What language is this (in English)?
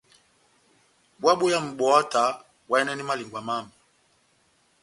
Batanga